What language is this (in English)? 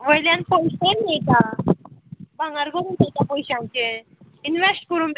Konkani